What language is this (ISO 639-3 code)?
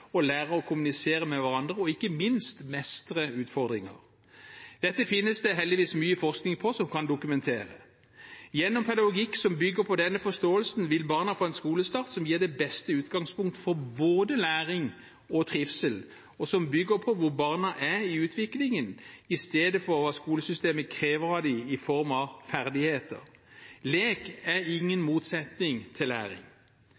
nob